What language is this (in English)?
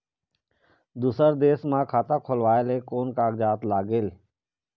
Chhattisgarhi